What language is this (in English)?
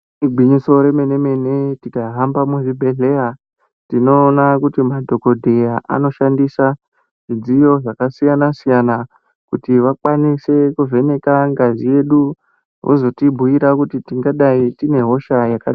Ndau